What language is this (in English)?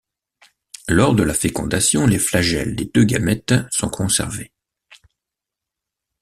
French